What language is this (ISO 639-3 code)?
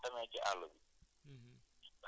wol